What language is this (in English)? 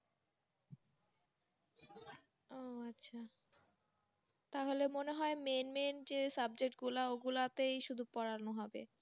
Bangla